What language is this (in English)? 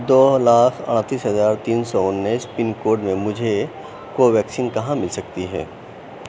Urdu